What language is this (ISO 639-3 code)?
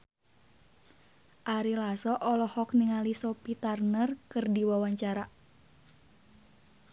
sun